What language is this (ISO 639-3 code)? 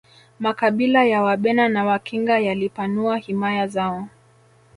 swa